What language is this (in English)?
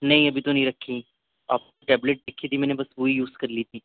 Urdu